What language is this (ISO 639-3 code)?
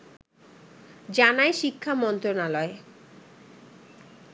ben